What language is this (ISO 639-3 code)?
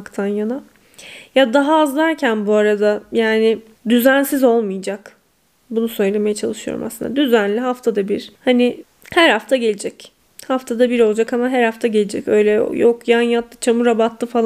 tur